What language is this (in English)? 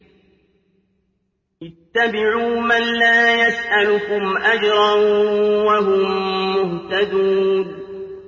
Arabic